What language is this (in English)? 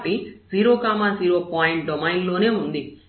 Telugu